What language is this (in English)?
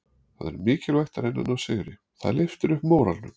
Icelandic